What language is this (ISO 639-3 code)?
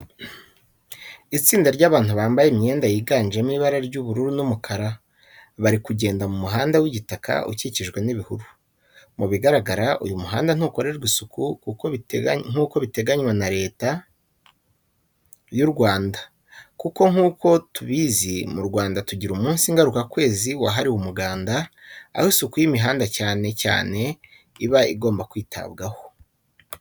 kin